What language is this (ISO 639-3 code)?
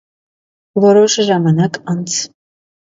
hye